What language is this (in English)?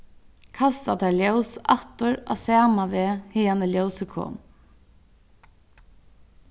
Faroese